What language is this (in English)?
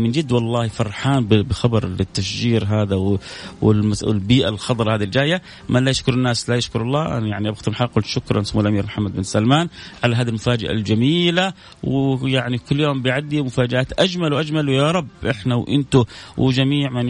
Arabic